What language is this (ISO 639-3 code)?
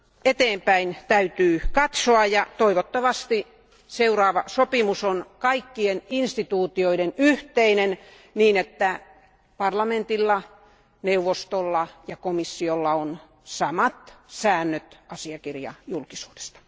fin